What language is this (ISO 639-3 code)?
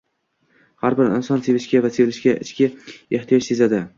uzb